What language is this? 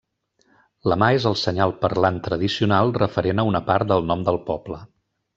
Catalan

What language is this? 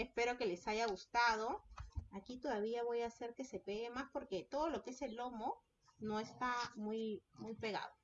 Spanish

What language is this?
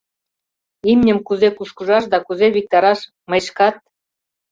Mari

